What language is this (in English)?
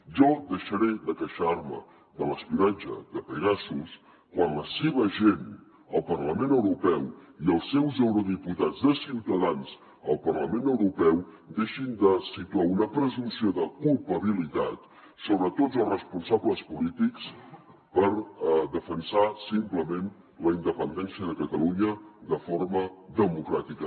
Catalan